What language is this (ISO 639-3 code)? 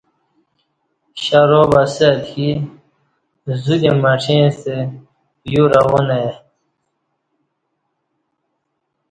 bsh